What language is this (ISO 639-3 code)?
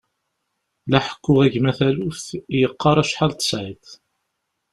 kab